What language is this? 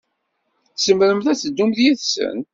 Kabyle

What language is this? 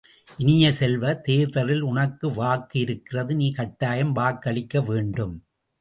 Tamil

